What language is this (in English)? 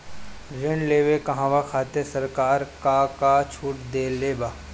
Bhojpuri